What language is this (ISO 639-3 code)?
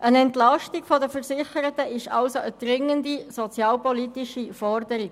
gsw